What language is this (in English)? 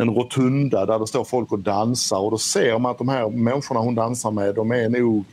Swedish